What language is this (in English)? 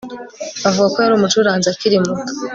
Kinyarwanda